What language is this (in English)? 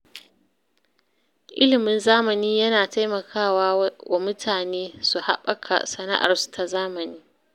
Hausa